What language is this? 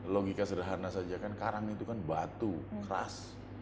Indonesian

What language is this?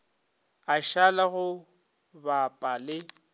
Northern Sotho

